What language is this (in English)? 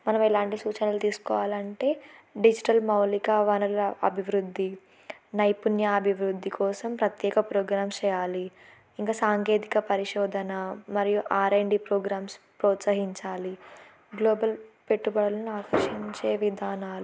Telugu